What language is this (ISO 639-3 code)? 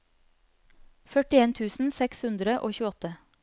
nor